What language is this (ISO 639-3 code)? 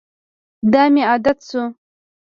pus